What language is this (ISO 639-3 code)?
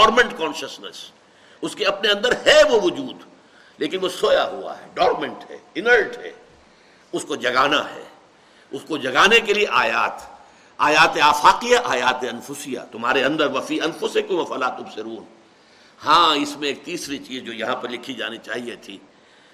urd